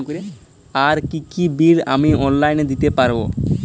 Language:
Bangla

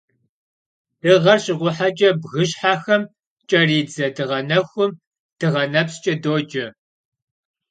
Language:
Kabardian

